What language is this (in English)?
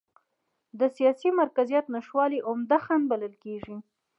Pashto